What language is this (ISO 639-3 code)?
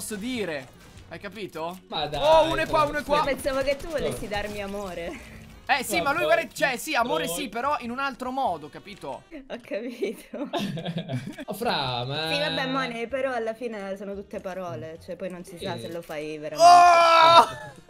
ita